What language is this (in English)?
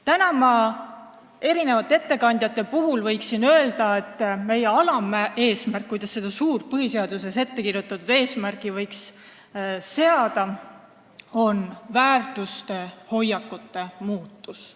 Estonian